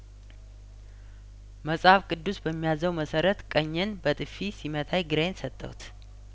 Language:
Amharic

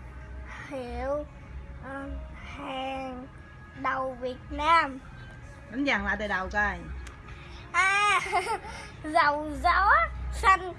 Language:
Vietnamese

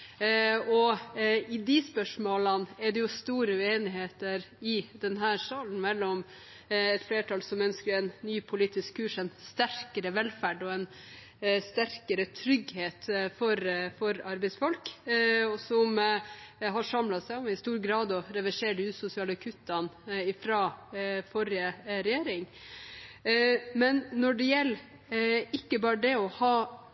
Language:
Norwegian Bokmål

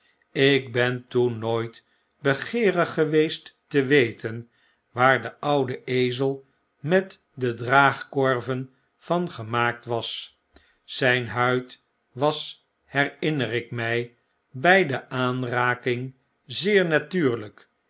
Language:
Dutch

